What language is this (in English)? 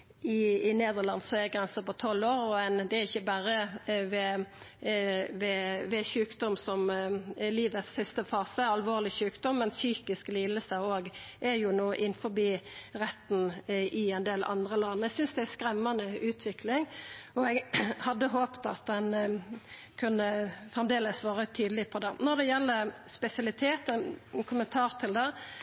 Norwegian Nynorsk